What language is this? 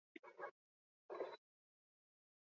Basque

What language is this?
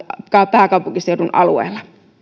Finnish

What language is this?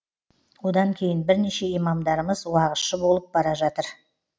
Kazakh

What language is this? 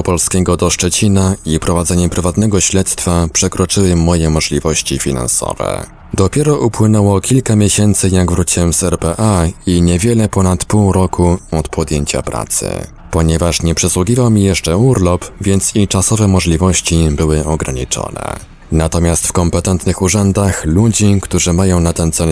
Polish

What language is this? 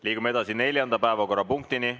Estonian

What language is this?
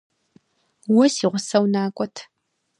Kabardian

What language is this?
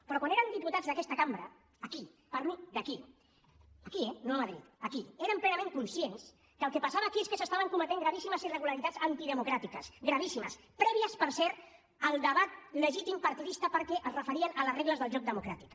Catalan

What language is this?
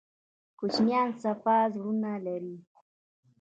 Pashto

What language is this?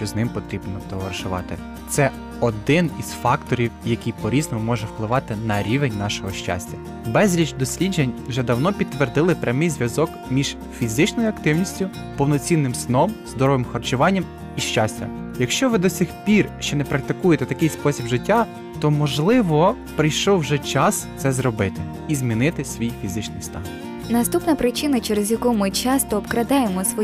Ukrainian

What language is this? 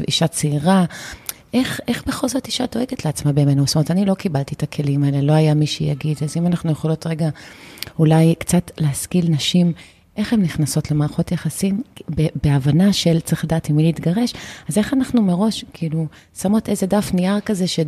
Hebrew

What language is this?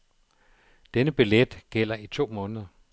Danish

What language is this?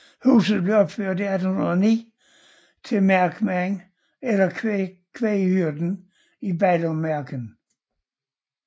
Danish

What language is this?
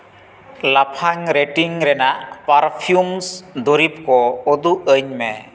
Santali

